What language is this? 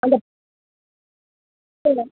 Nepali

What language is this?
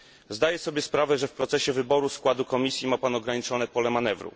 Polish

